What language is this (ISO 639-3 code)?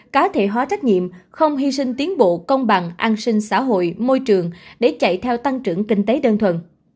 vie